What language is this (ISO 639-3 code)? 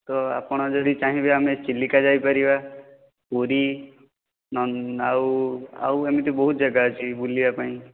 ori